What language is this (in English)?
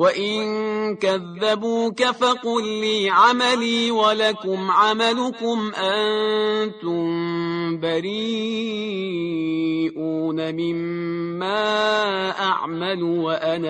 Persian